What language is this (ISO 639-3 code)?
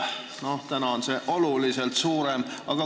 est